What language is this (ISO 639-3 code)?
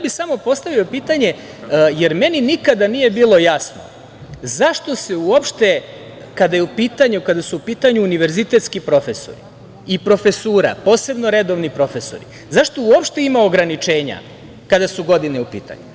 srp